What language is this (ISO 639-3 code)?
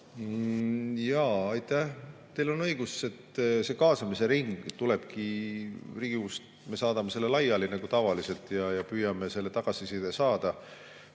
est